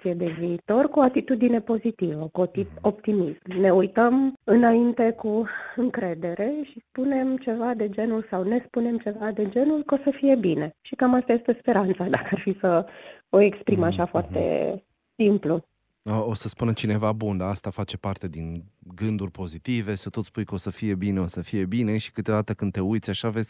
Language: Romanian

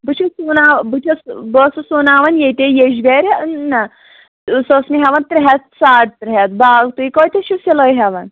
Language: Kashmiri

